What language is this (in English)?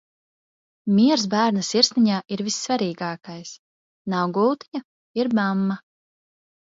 Latvian